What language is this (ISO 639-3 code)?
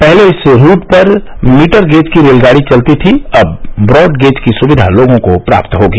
hin